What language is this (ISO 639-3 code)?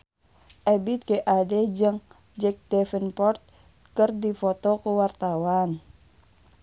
sun